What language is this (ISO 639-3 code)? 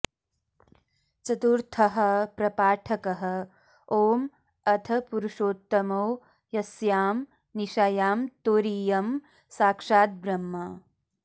san